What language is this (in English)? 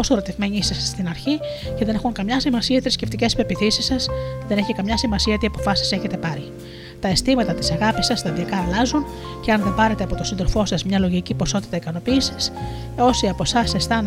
Greek